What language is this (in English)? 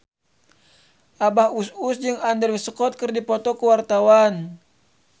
Sundanese